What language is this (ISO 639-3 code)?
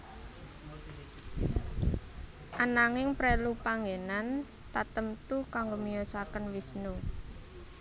jav